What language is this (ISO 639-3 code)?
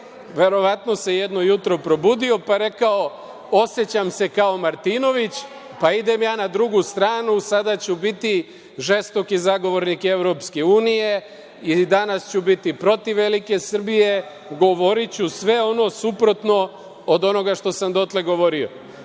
srp